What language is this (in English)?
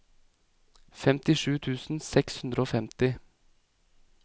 Norwegian